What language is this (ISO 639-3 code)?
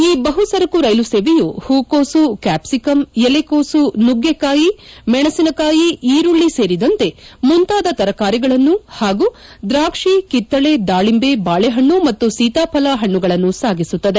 kan